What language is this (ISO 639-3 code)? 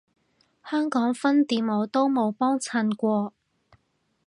yue